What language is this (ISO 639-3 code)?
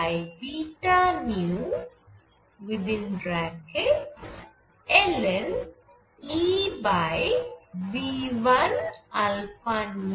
ben